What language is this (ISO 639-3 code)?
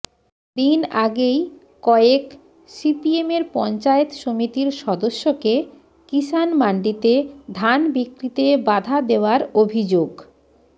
ben